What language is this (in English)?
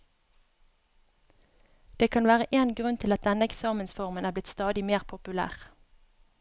Norwegian